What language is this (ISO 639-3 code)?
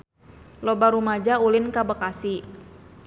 sun